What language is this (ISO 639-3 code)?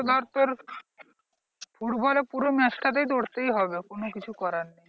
ben